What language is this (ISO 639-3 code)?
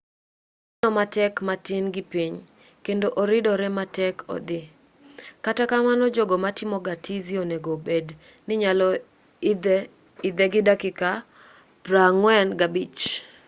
luo